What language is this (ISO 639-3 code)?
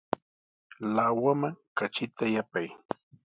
qws